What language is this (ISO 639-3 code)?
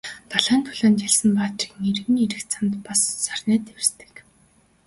mon